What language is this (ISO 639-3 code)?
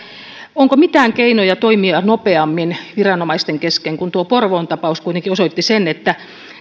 fin